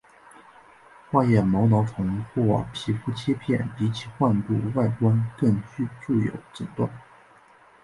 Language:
Chinese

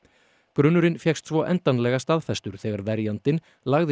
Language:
Icelandic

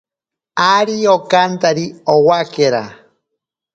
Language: Ashéninka Perené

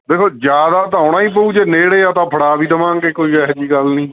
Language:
Punjabi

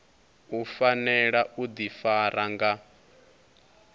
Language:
Venda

